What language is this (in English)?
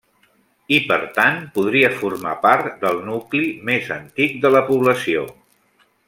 Catalan